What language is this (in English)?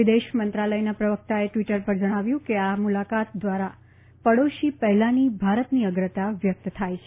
Gujarati